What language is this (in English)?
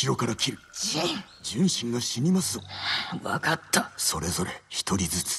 Japanese